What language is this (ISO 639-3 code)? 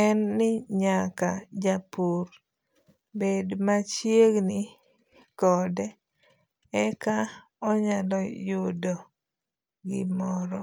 luo